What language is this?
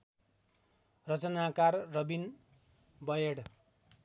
Nepali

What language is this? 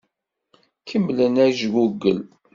Kabyle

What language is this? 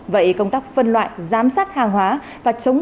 Vietnamese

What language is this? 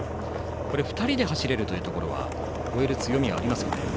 Japanese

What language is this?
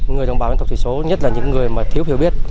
Vietnamese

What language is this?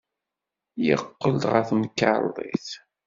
Kabyle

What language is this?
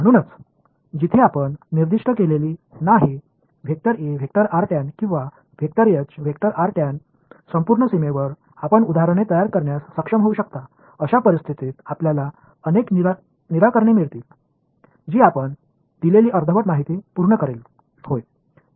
Marathi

